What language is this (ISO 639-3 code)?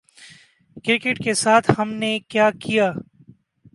urd